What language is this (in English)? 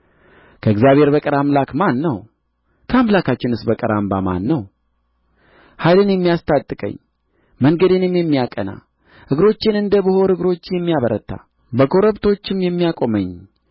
Amharic